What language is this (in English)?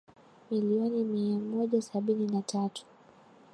Swahili